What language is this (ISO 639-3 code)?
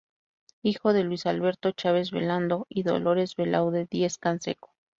spa